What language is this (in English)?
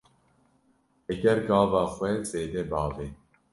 Kurdish